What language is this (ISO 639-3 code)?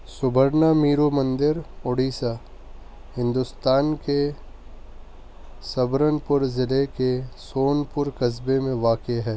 urd